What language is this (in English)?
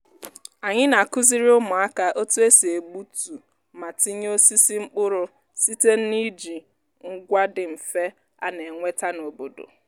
Igbo